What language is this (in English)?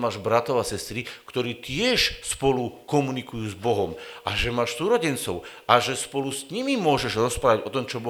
Slovak